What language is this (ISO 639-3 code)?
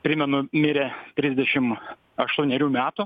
lit